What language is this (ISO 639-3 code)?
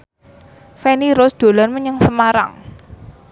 jav